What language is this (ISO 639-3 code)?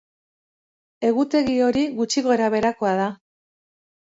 eus